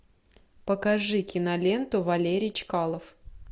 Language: Russian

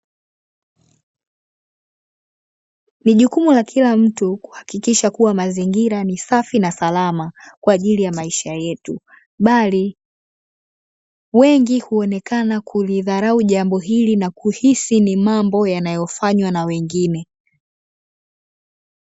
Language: Swahili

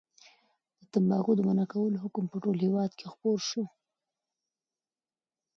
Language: Pashto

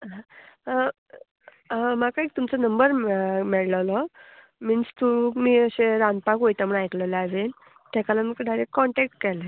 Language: Konkani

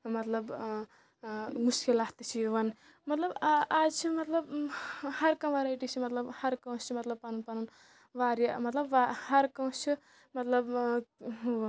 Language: Kashmiri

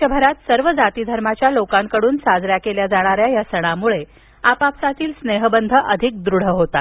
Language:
Marathi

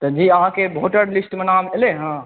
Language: Maithili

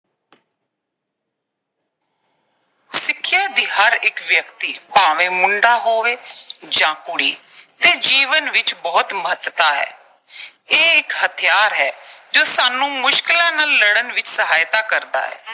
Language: Punjabi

